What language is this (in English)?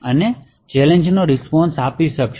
Gujarati